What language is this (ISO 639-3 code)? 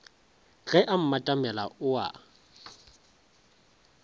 nso